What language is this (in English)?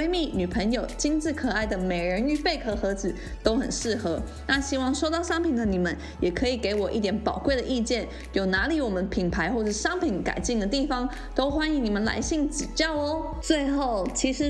Chinese